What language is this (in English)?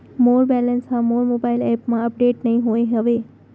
Chhattisgarhi